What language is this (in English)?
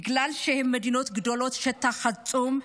Hebrew